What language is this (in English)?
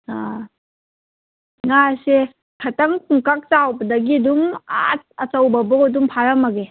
Manipuri